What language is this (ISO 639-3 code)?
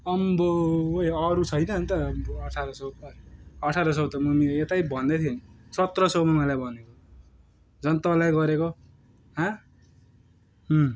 nep